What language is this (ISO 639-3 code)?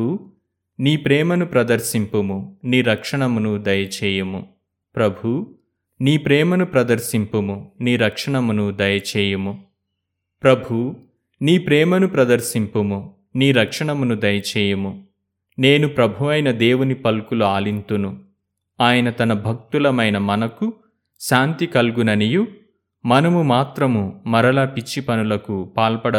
tel